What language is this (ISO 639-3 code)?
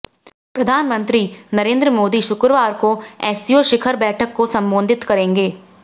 hin